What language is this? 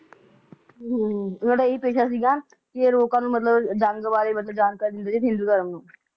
Punjabi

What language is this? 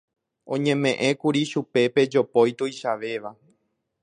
Guarani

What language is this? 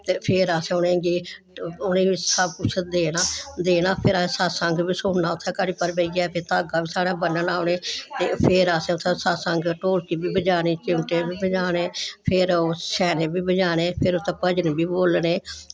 Dogri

